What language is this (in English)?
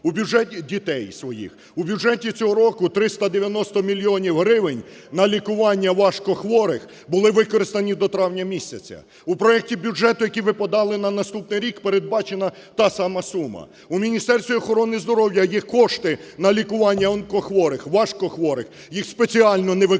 Ukrainian